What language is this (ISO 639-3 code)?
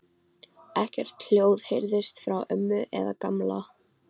isl